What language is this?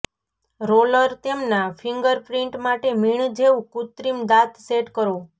Gujarati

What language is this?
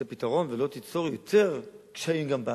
Hebrew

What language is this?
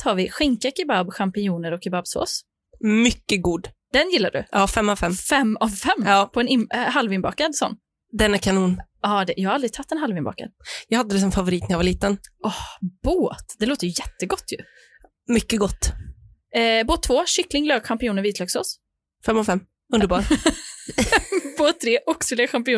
Swedish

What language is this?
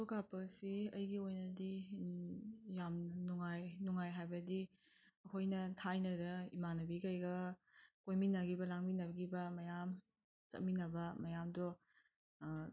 Manipuri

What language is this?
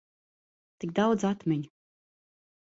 Latvian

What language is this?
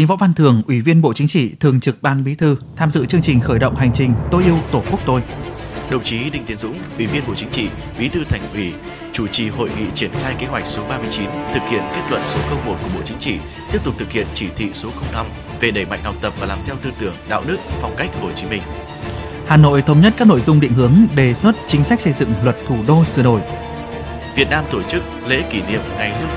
Vietnamese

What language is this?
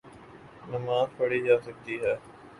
Urdu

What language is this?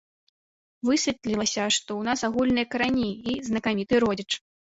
Belarusian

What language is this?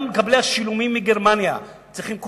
Hebrew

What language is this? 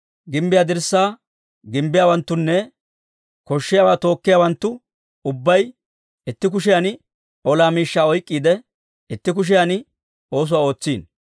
Dawro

